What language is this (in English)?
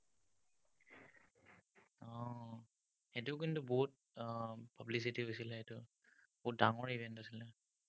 Assamese